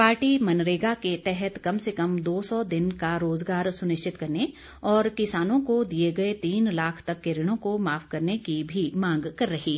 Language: Hindi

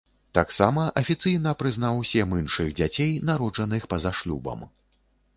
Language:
Belarusian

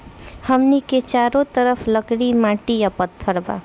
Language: Bhojpuri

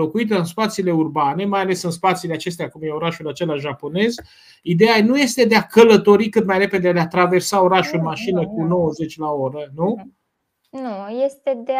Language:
Romanian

